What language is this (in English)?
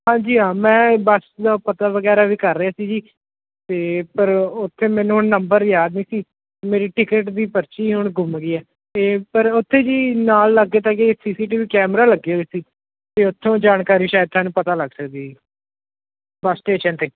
Punjabi